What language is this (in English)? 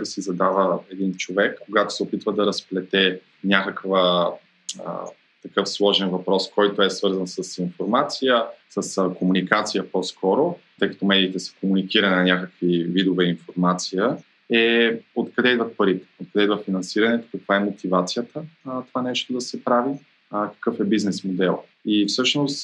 Bulgarian